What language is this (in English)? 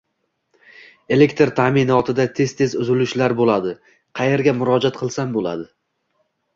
Uzbek